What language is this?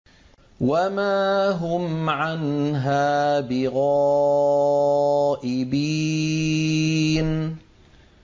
Arabic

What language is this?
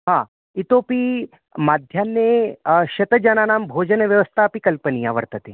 Sanskrit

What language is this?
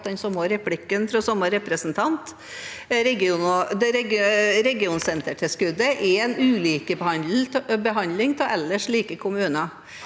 Norwegian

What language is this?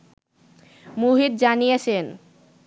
Bangla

